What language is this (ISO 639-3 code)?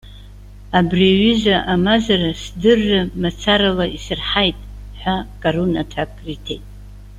abk